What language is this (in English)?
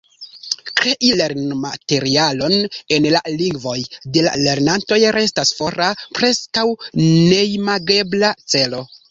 Esperanto